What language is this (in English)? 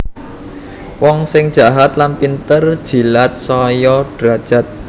Javanese